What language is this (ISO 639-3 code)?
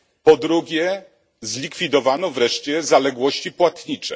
pol